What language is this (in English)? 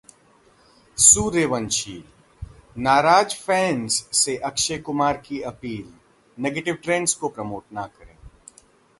Hindi